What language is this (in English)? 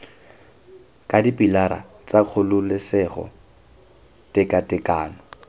Tswana